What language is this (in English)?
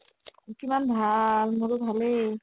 Assamese